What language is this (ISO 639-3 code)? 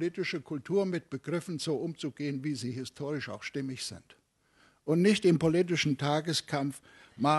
deu